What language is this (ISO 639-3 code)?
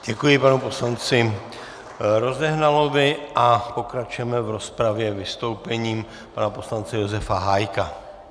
ces